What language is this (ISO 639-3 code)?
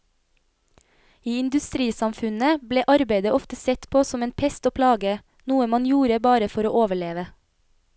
nor